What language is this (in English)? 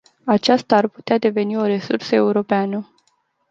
Romanian